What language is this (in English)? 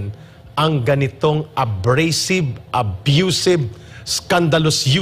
Filipino